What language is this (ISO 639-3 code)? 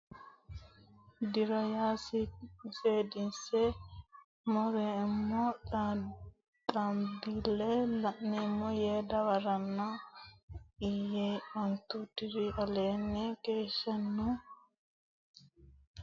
sid